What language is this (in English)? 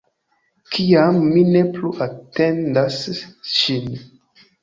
Esperanto